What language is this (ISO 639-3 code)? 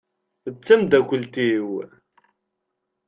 kab